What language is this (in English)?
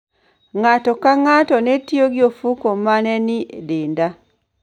Luo (Kenya and Tanzania)